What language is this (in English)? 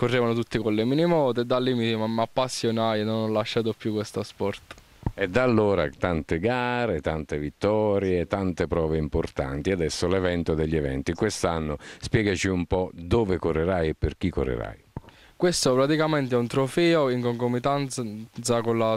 Italian